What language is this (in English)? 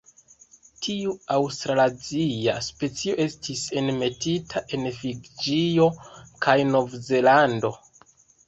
Esperanto